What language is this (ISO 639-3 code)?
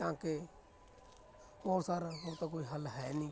pan